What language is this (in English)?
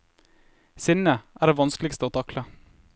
Norwegian